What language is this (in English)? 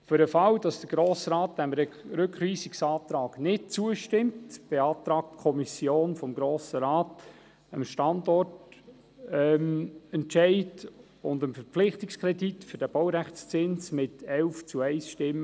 Swiss German